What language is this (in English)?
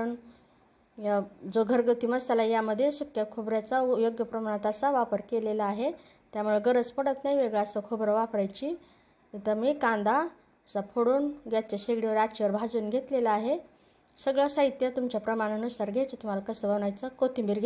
Romanian